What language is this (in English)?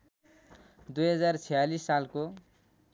Nepali